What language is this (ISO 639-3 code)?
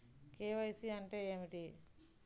tel